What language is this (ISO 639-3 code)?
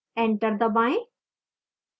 hin